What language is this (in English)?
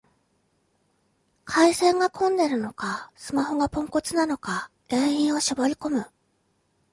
Japanese